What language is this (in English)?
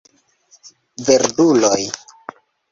Esperanto